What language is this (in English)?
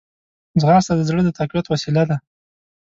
Pashto